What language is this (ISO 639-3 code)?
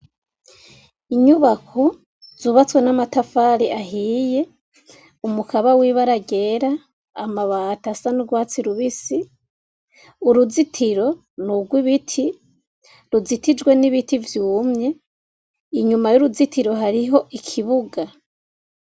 run